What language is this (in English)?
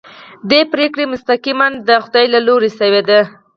Pashto